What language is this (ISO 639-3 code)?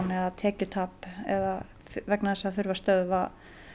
isl